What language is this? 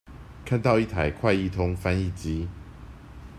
Chinese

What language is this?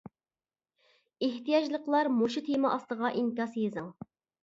Uyghur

